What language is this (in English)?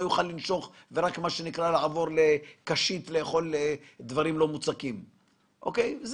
Hebrew